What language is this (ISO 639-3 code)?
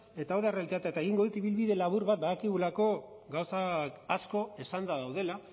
eus